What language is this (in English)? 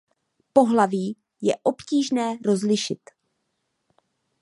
Czech